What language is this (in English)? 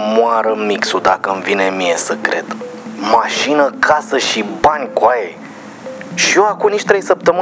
Romanian